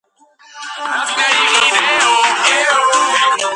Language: Georgian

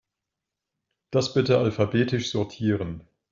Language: German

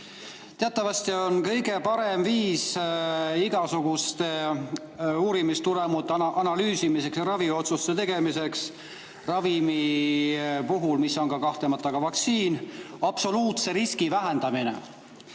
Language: Estonian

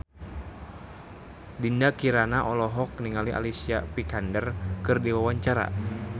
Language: Sundanese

